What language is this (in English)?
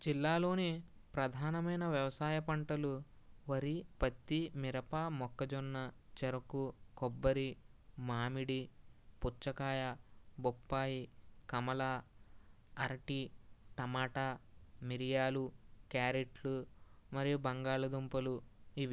Telugu